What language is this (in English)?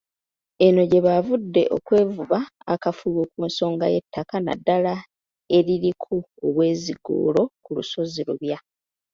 Ganda